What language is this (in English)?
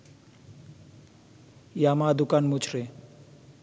Bangla